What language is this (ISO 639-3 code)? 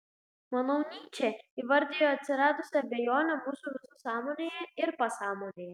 lit